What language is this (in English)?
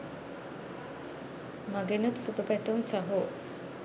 Sinhala